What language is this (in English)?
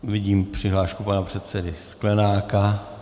Czech